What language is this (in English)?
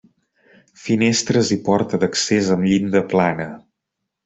Catalan